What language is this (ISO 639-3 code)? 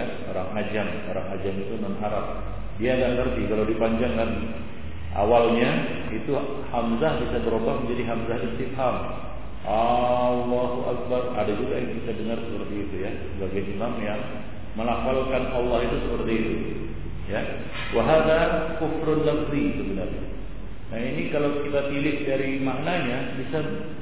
ron